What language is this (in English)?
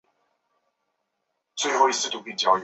Chinese